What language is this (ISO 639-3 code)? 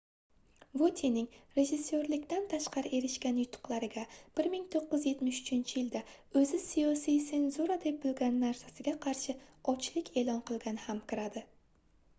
uzb